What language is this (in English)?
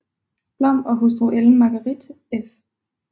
Danish